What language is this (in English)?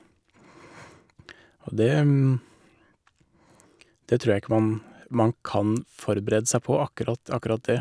Norwegian